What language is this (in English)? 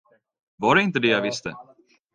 Swedish